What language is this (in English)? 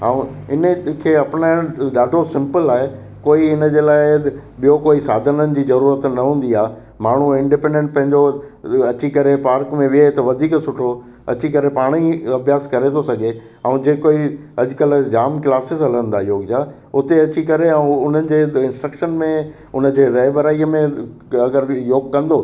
Sindhi